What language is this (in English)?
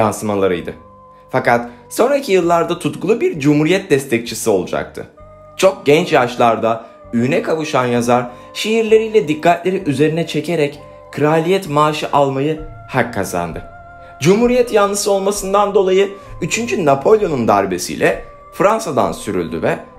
Turkish